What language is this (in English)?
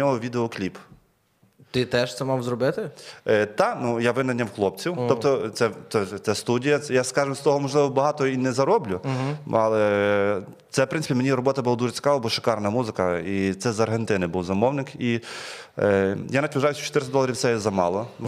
Ukrainian